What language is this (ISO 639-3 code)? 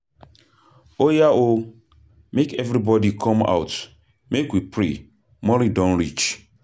pcm